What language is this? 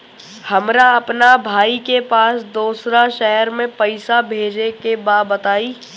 Bhojpuri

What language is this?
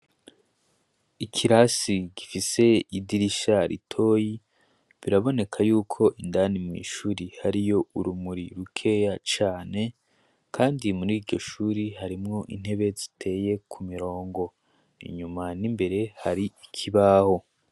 Rundi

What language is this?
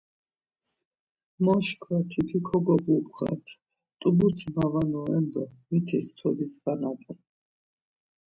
Laz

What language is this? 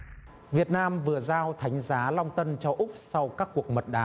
Vietnamese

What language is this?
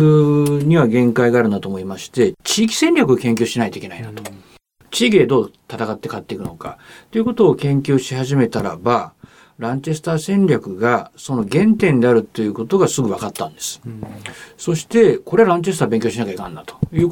Japanese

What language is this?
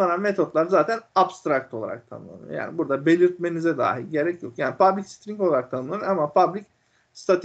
Turkish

